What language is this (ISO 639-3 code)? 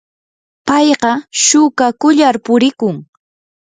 qur